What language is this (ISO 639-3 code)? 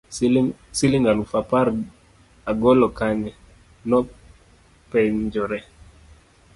luo